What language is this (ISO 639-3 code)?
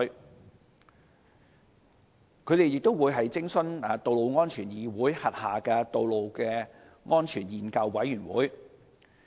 yue